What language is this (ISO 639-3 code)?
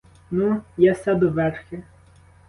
ukr